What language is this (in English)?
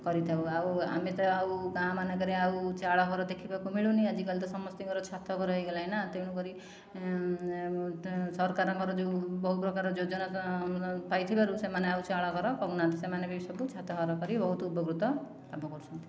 Odia